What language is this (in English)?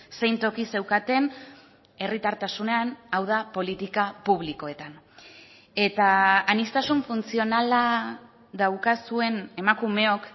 Basque